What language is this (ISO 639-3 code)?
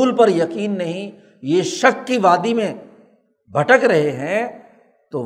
urd